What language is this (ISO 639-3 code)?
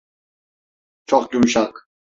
tur